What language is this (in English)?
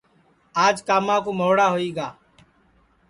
Sansi